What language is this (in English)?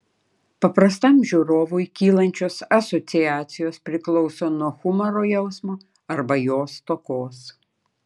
Lithuanian